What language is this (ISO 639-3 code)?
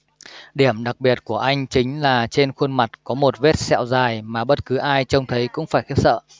vie